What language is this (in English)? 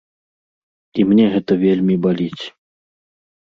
Belarusian